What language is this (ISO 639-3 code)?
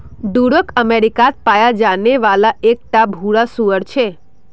mag